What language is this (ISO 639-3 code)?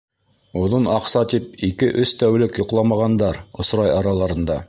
bak